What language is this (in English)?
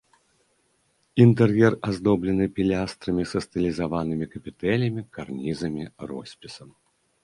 Belarusian